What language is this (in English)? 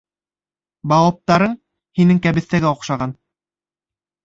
Bashkir